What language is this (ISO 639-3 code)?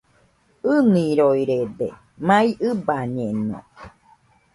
hux